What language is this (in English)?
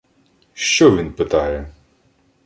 Ukrainian